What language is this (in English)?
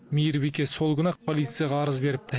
Kazakh